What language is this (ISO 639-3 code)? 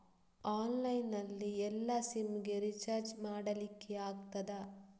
kan